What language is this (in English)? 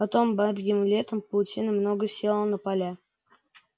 Russian